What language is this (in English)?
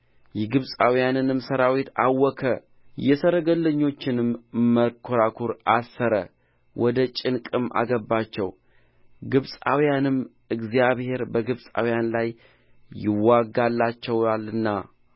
Amharic